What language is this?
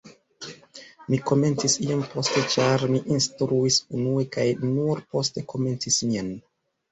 Esperanto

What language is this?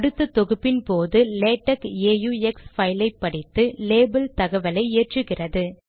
Tamil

